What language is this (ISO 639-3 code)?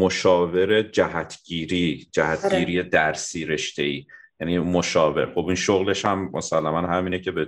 fas